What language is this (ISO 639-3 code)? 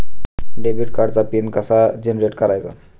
mar